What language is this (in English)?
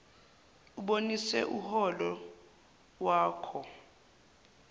Zulu